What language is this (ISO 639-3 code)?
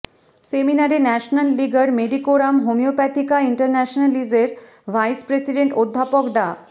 ben